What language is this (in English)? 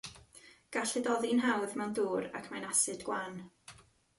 Welsh